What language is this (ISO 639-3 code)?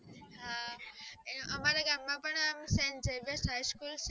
guj